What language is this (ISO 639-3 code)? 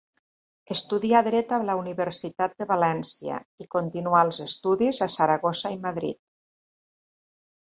cat